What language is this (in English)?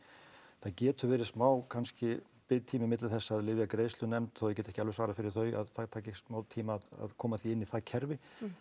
Icelandic